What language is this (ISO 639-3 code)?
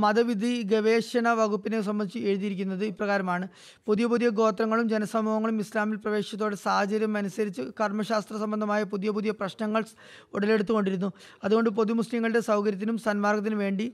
mal